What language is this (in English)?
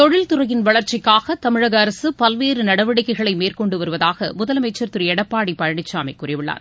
Tamil